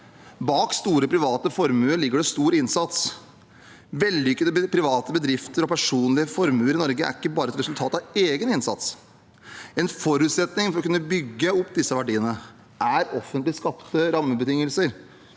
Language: Norwegian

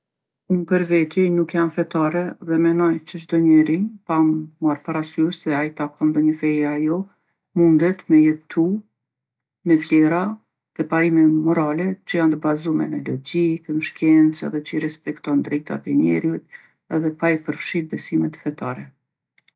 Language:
Gheg Albanian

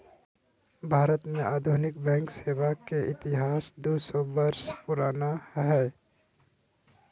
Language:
Magahi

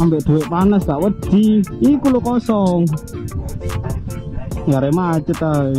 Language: Indonesian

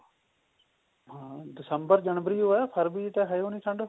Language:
Punjabi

